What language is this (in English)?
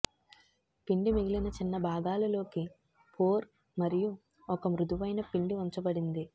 Telugu